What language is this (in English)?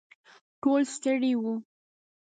Pashto